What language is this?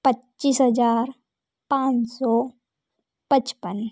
Hindi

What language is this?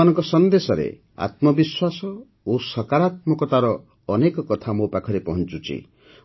Odia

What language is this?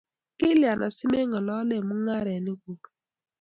Kalenjin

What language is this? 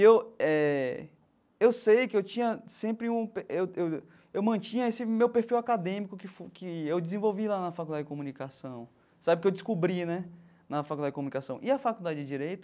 Portuguese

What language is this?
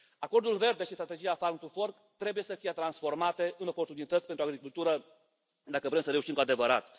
Romanian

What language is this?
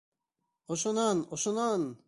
Bashkir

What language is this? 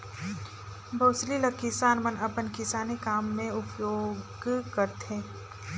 Chhattisgarhi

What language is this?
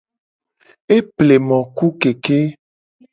Gen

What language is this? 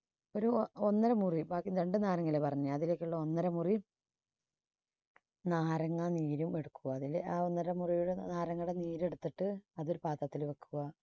Malayalam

